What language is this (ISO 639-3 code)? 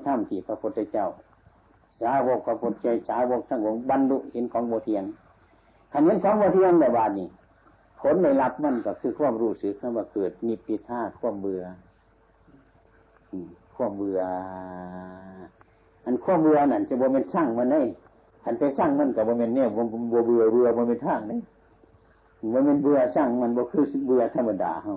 tha